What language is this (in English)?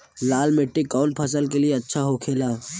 Bhojpuri